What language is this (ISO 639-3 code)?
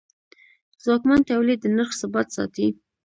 pus